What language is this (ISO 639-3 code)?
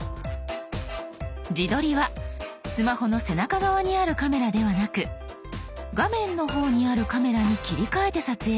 jpn